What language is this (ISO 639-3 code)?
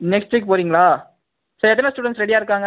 tam